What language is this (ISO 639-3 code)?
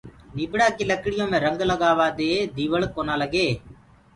ggg